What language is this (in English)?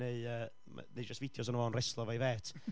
Welsh